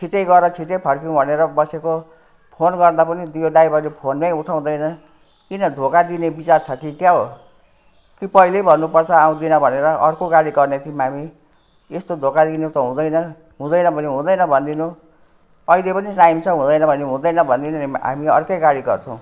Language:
Nepali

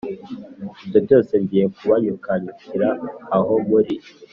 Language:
Kinyarwanda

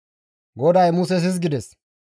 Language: Gamo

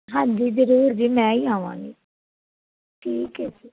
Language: Punjabi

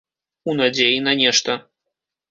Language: Belarusian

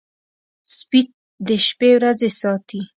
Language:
Pashto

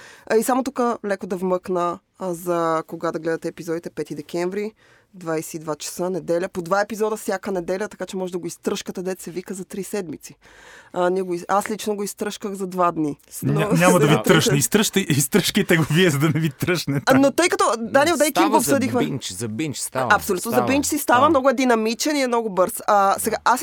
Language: Bulgarian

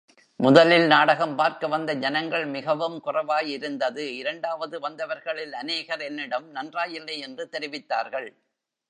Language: Tamil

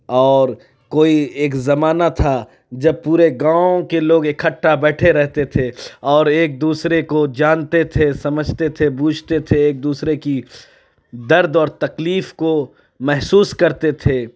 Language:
Urdu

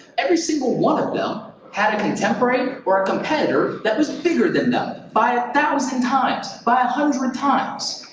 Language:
English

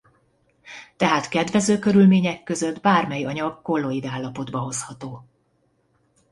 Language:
Hungarian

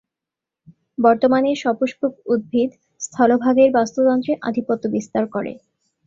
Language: Bangla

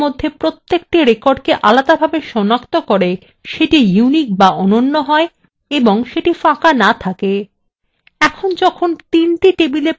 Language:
Bangla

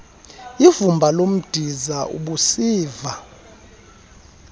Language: Xhosa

